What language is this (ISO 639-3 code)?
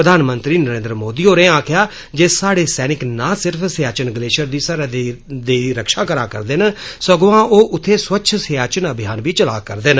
doi